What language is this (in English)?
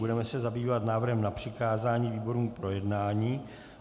Czech